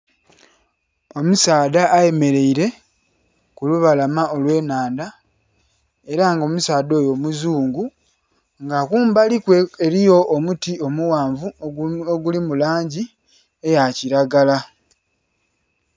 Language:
Soga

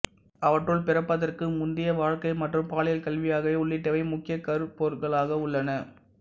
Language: Tamil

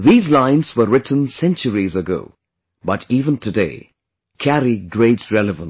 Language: English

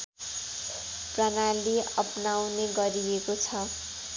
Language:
Nepali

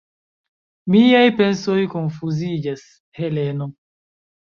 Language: Esperanto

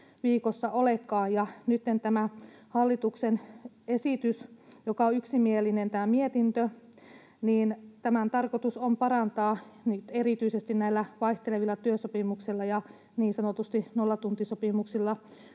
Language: Finnish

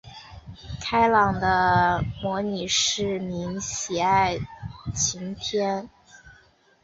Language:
Chinese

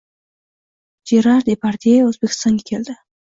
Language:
Uzbek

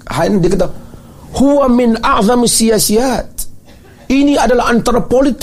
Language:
Malay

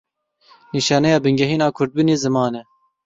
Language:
Kurdish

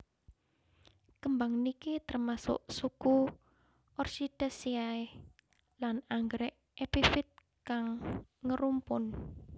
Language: Javanese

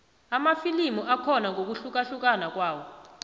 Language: South Ndebele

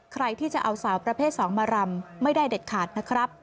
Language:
Thai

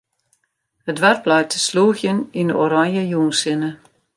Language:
Western Frisian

